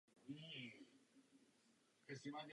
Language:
Czech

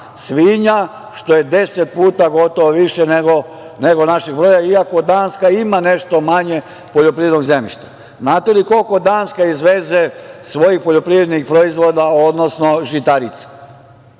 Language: Serbian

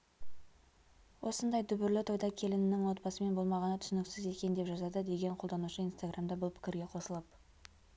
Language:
Kazakh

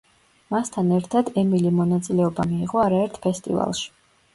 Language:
Georgian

